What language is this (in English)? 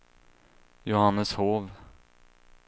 Swedish